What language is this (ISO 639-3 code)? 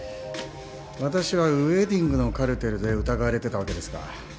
jpn